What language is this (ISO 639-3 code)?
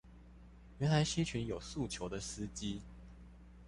zho